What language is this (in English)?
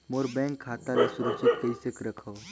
Chhattisgarhi